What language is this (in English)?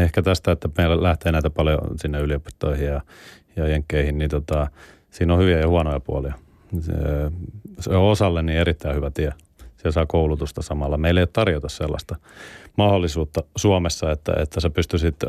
Finnish